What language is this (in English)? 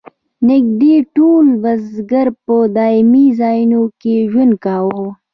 Pashto